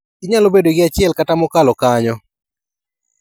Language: Luo (Kenya and Tanzania)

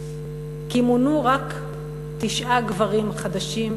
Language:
Hebrew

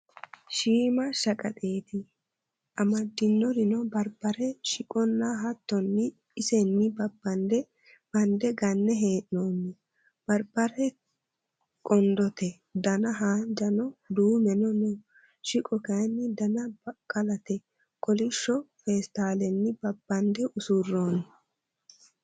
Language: Sidamo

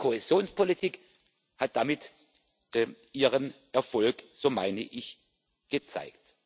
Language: German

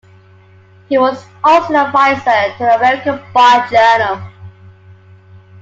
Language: English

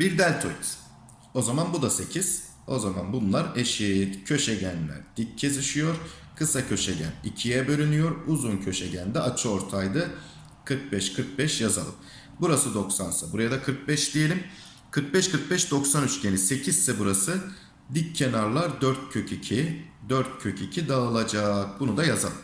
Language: Turkish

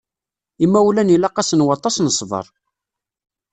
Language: Kabyle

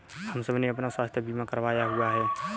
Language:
Hindi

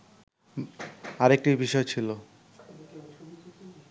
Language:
Bangla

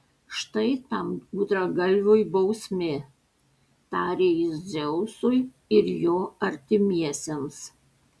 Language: Lithuanian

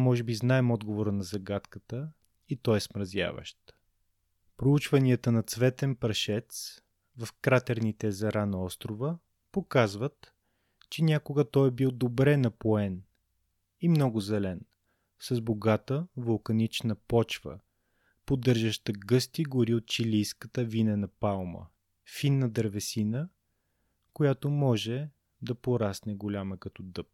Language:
Bulgarian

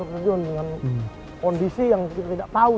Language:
Indonesian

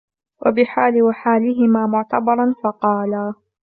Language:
Arabic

